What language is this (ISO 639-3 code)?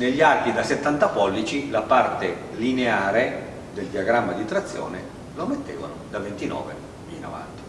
ita